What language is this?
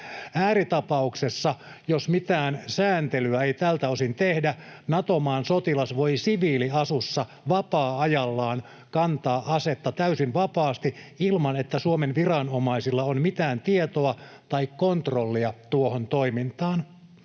Finnish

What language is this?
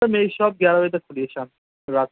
Urdu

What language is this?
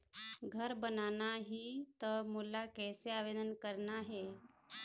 Chhattisgarhi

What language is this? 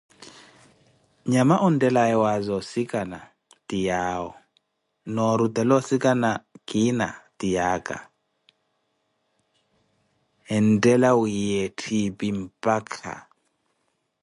Koti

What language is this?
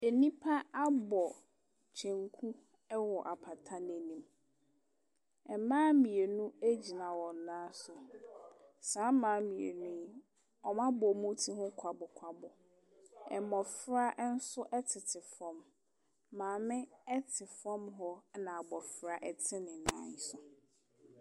Akan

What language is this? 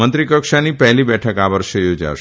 Gujarati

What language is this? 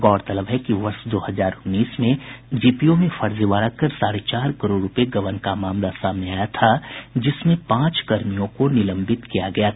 Hindi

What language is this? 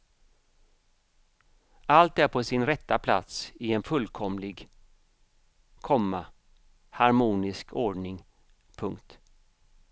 Swedish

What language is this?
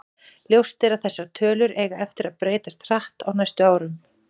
Icelandic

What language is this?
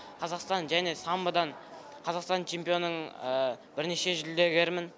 Kazakh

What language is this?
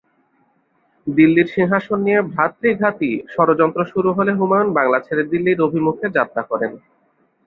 Bangla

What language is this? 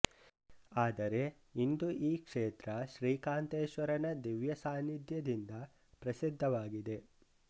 Kannada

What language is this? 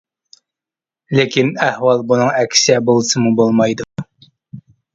Uyghur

